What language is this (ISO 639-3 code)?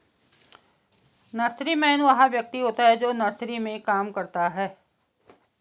hin